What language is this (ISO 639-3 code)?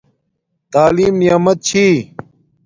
dmk